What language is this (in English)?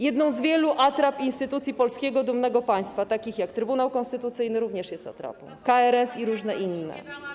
Polish